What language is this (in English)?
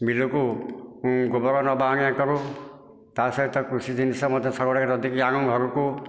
Odia